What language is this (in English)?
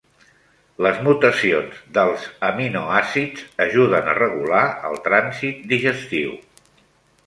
Catalan